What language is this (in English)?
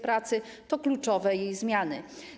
Polish